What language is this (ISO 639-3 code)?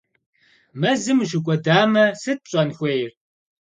kbd